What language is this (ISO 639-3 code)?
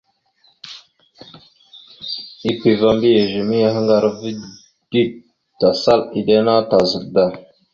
mxu